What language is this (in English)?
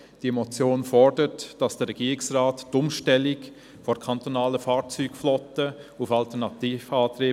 Swiss German